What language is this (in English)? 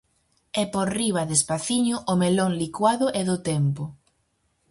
Galician